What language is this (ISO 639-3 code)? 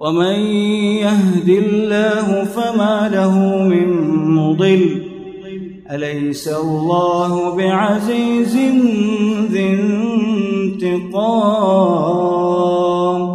ara